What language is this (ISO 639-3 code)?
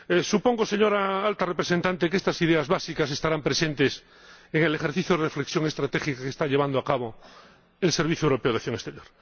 spa